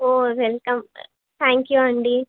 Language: Telugu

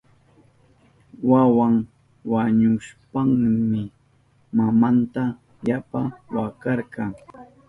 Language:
Southern Pastaza Quechua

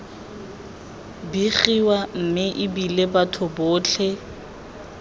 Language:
Tswana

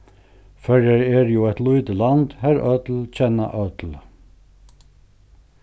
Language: Faroese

